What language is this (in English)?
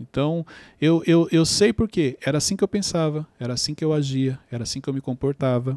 Portuguese